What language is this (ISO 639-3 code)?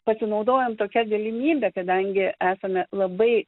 lit